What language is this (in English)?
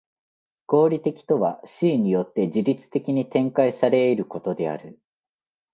Japanese